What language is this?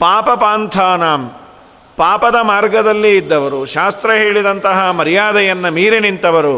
Kannada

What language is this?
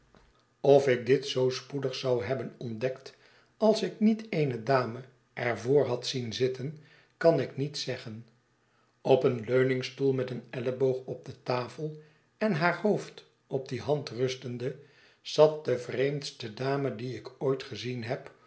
Dutch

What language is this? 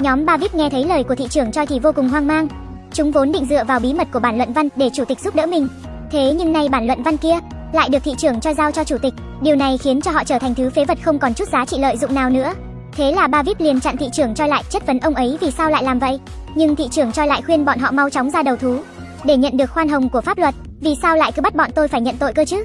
Vietnamese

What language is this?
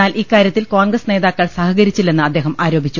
Malayalam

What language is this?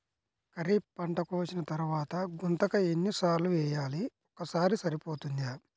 Telugu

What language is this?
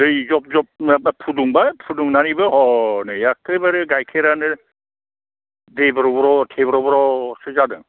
Bodo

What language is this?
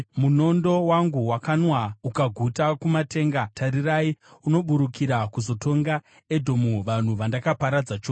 Shona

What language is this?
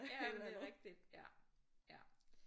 Danish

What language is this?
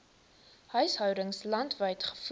Afrikaans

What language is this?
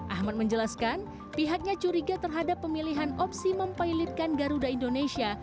Indonesian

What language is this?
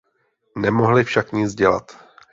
Czech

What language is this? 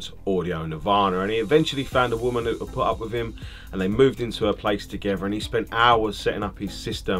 English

